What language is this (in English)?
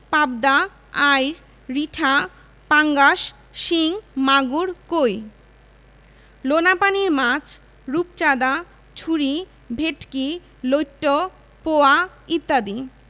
Bangla